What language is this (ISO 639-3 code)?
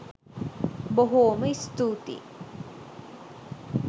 sin